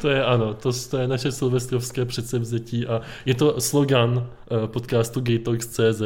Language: Czech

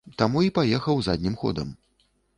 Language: Belarusian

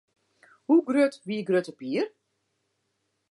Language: Western Frisian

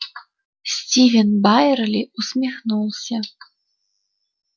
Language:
Russian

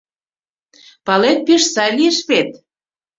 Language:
Mari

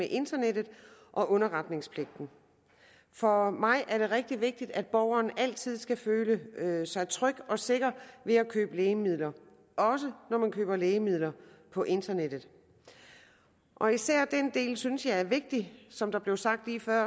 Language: Danish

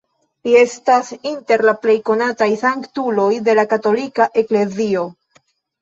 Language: Esperanto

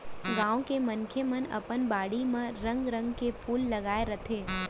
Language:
Chhattisgarhi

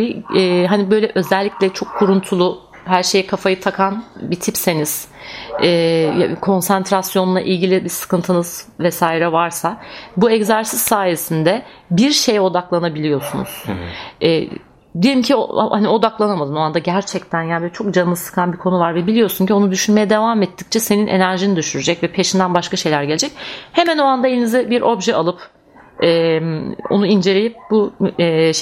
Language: Turkish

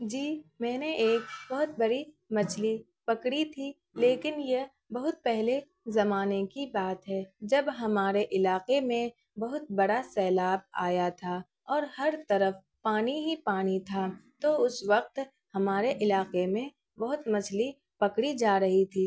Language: Urdu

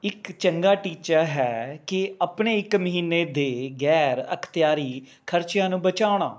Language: Punjabi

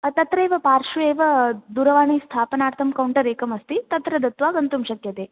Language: Sanskrit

